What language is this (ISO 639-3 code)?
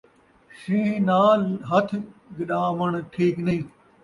skr